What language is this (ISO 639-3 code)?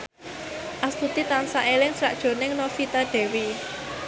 jav